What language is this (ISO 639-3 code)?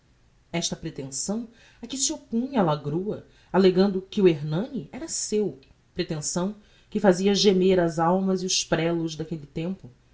por